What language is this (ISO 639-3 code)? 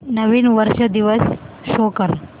mar